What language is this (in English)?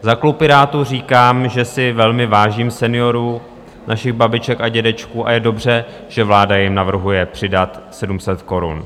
Czech